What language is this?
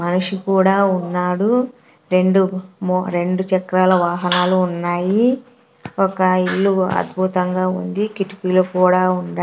Telugu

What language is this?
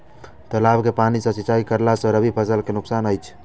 Maithili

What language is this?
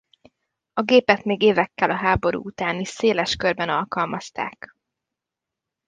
Hungarian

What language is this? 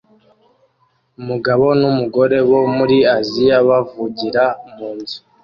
Kinyarwanda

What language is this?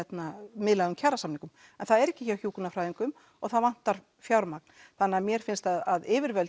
Icelandic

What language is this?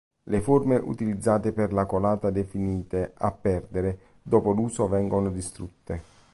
Italian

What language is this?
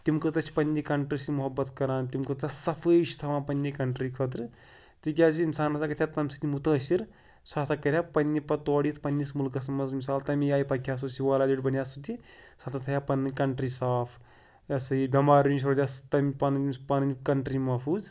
Kashmiri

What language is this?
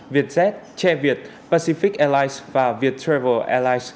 Vietnamese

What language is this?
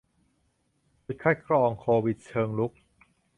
Thai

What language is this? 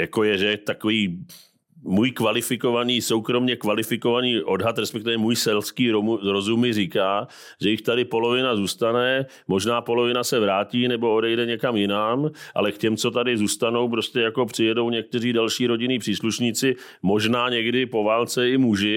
Czech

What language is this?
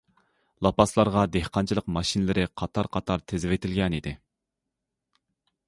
Uyghur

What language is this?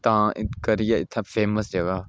Dogri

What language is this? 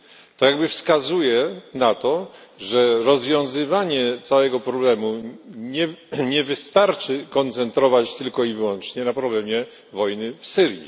Polish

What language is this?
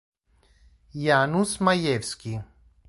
Italian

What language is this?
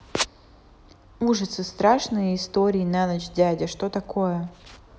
Russian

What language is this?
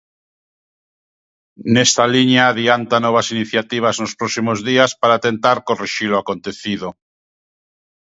Galician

